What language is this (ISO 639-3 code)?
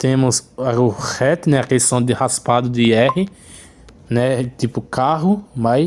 por